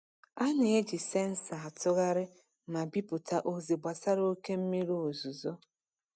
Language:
Igbo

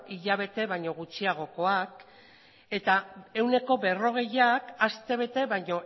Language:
Basque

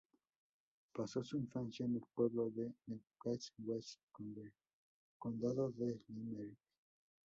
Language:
Spanish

